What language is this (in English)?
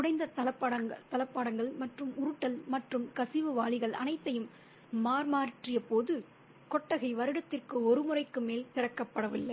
Tamil